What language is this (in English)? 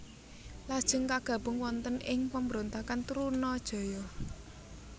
Javanese